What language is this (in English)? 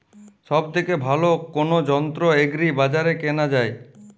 Bangla